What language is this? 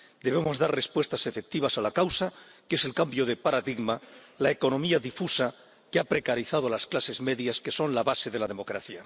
Spanish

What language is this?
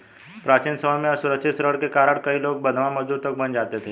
Hindi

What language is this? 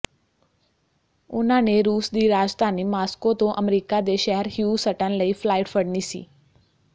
Punjabi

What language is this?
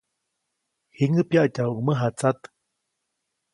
Copainalá Zoque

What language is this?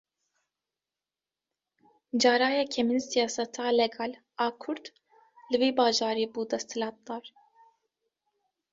Kurdish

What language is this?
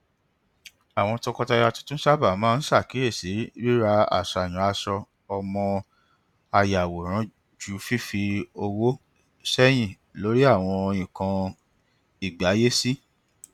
Yoruba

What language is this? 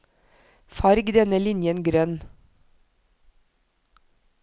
Norwegian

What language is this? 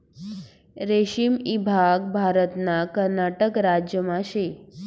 Marathi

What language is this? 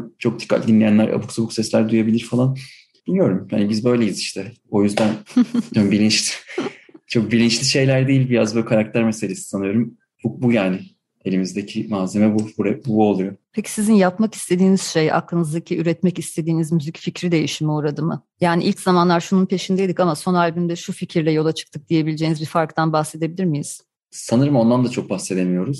Turkish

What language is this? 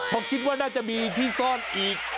Thai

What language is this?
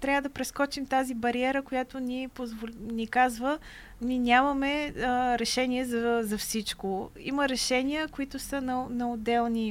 Bulgarian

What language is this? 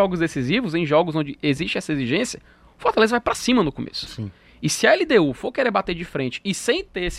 Portuguese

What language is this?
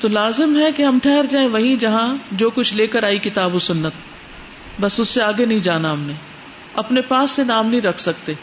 Urdu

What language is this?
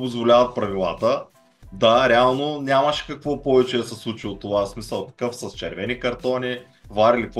Bulgarian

